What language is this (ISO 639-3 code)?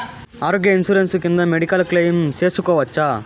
tel